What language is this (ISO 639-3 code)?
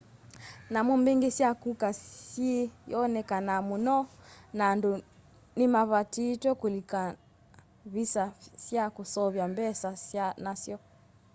kam